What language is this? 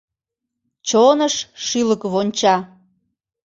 Mari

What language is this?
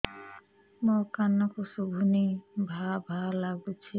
Odia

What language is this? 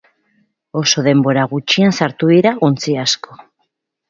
Basque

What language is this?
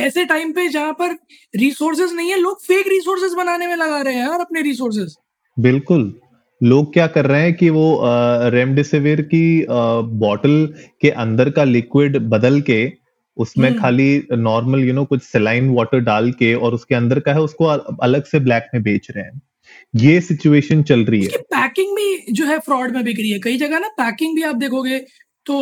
Hindi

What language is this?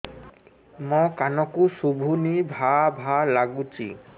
Odia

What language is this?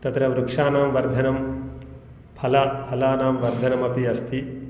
Sanskrit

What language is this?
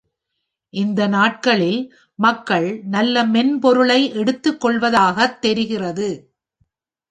Tamil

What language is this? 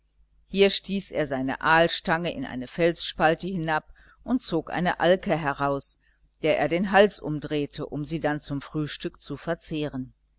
German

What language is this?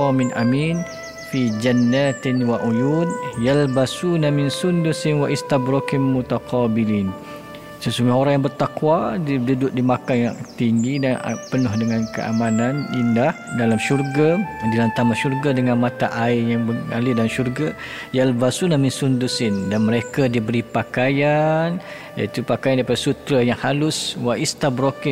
Malay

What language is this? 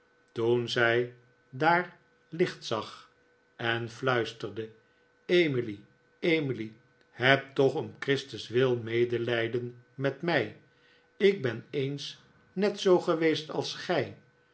Dutch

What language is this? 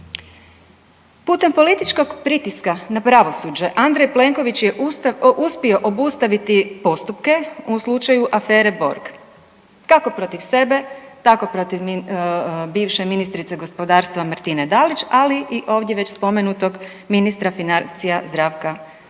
Croatian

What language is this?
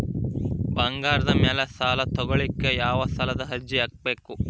Kannada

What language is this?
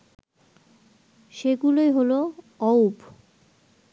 Bangla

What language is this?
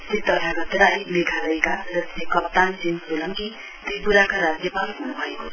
Nepali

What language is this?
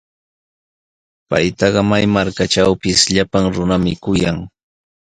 Sihuas Ancash Quechua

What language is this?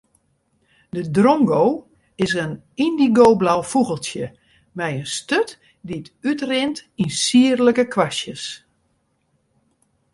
Western Frisian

